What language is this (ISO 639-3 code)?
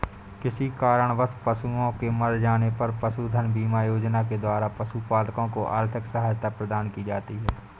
hin